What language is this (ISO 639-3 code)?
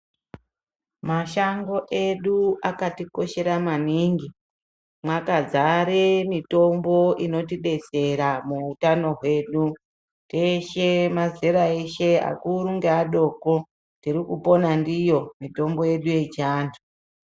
ndc